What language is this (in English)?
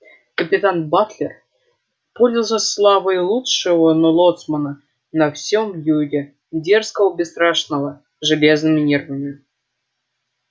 Russian